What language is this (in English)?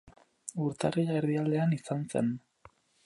Basque